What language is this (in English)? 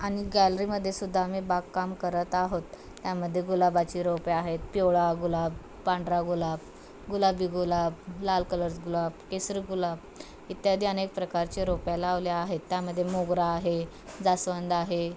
Marathi